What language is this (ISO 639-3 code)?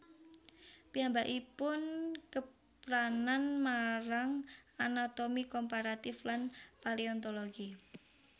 jav